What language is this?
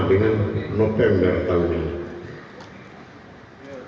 Indonesian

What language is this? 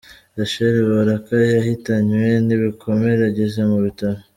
Kinyarwanda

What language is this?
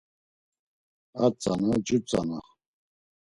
Laz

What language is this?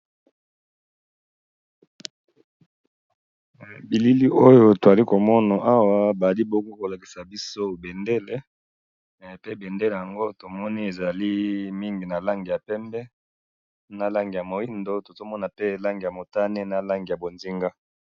Lingala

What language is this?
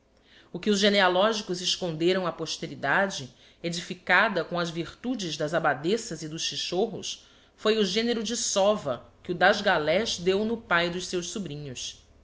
Portuguese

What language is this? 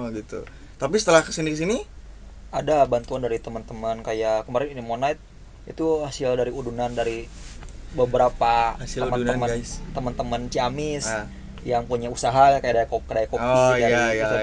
Indonesian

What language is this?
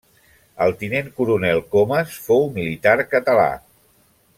Catalan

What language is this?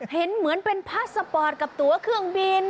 Thai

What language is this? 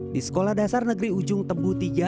Indonesian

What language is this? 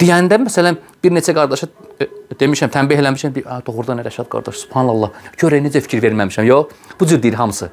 Turkish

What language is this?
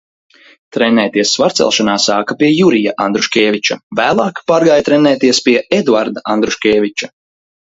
Latvian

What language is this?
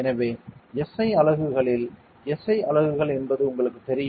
Tamil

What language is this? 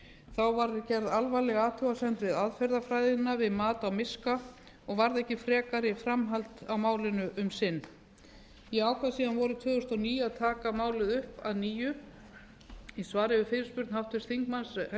Icelandic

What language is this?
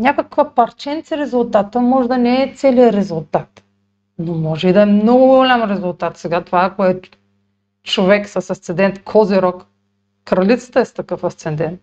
Bulgarian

